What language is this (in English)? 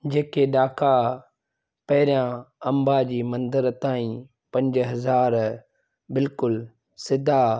Sindhi